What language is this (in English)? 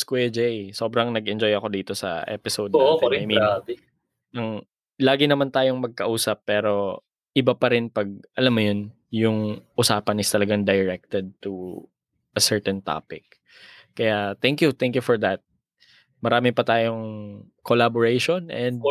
Filipino